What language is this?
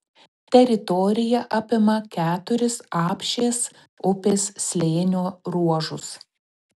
Lithuanian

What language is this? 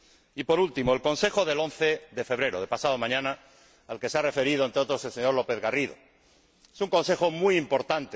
Spanish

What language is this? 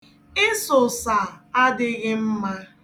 Igbo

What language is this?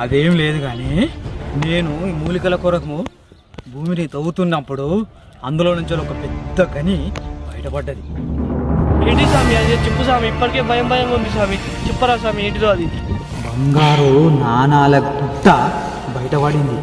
Telugu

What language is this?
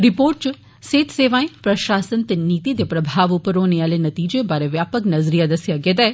Dogri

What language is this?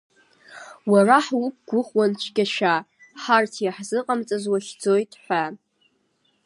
Abkhazian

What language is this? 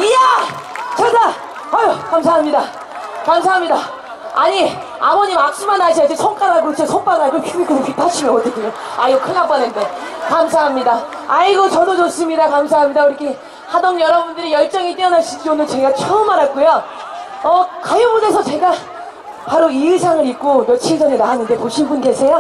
Korean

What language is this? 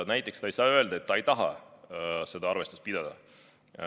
Estonian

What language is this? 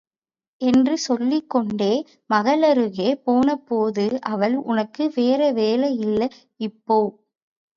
Tamil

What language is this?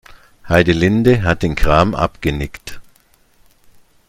German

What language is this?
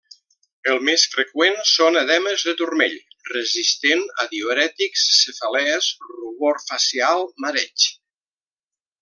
Catalan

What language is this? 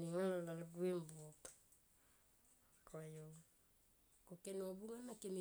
Tomoip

